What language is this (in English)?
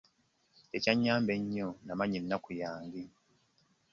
Ganda